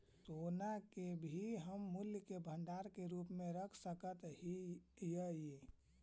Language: Magahi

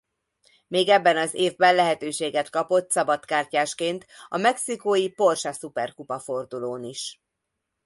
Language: Hungarian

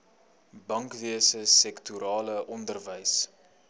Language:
Afrikaans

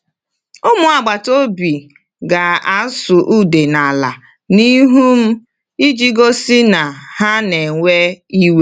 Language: Igbo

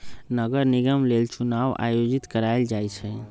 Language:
Magahi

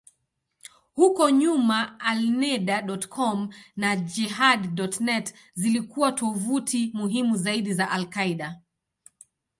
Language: Swahili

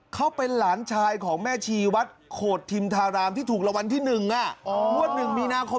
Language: Thai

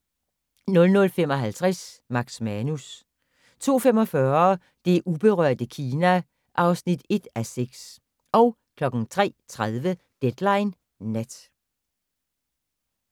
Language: Danish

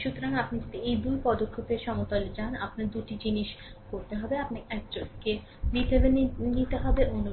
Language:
Bangla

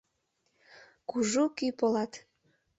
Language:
Mari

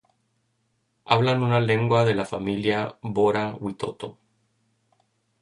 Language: Spanish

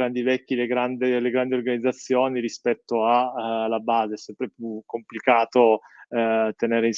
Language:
Italian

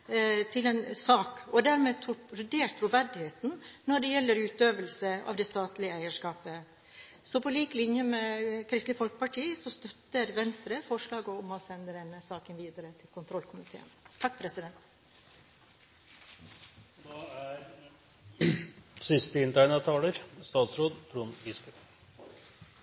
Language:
Norwegian Bokmål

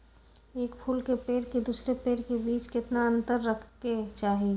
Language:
Magahi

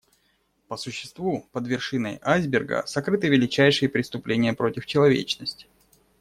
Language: Russian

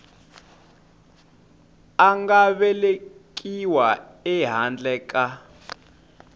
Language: Tsonga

